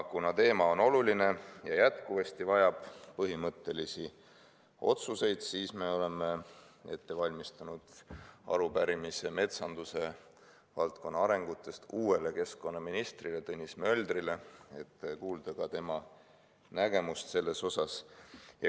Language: Estonian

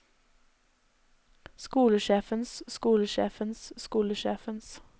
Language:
Norwegian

